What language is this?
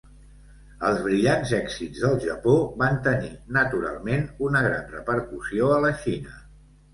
Catalan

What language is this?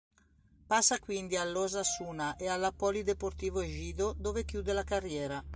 Italian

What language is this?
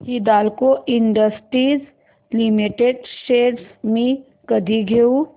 Marathi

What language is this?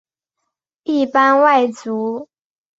Chinese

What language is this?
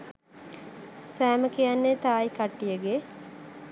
Sinhala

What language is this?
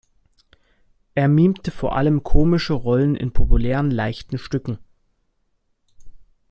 German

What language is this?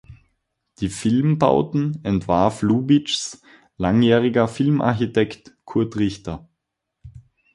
German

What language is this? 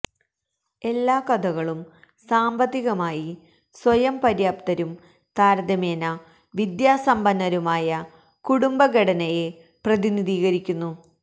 Malayalam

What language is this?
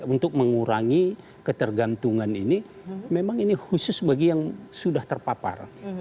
Indonesian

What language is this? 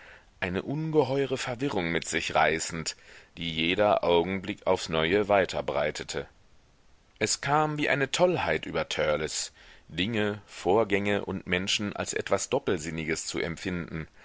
German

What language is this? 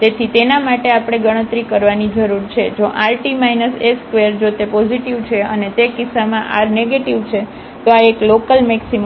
Gujarati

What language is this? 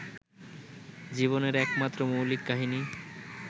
Bangla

